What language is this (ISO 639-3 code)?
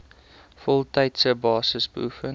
afr